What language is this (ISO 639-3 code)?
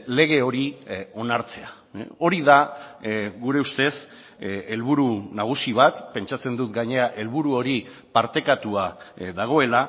eus